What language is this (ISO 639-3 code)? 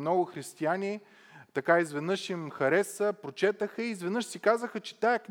bul